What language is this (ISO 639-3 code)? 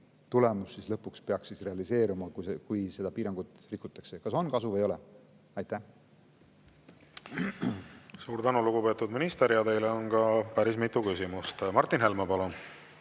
est